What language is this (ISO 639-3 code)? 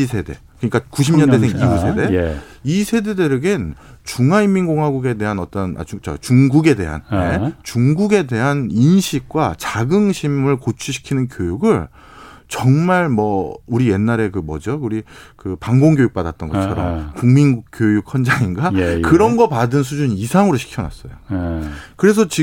kor